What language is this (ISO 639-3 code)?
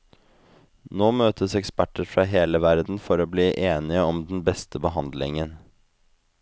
nor